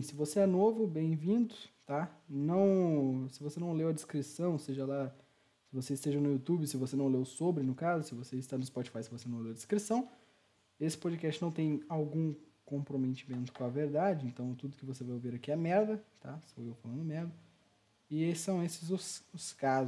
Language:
Portuguese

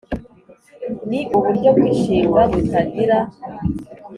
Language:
Kinyarwanda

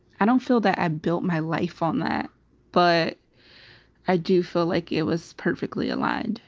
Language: English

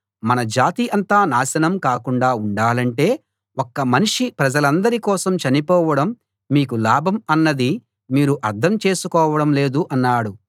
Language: Telugu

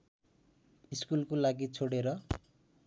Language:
Nepali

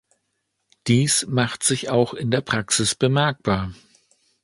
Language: German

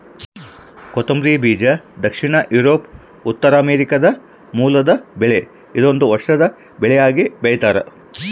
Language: Kannada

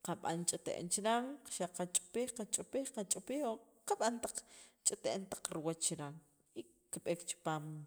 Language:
Sacapulteco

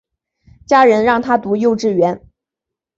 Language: Chinese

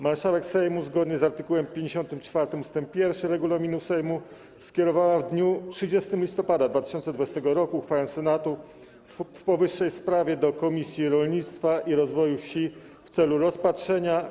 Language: Polish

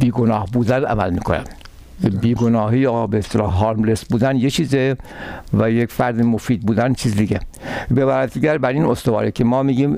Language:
Persian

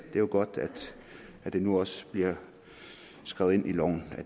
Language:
Danish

